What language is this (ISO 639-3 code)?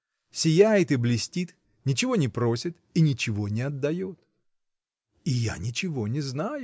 rus